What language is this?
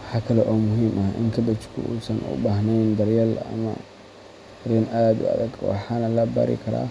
Somali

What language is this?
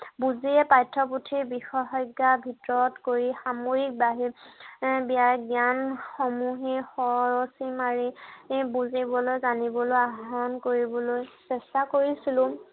Assamese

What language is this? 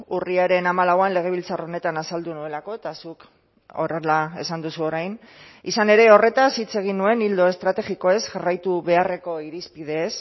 Basque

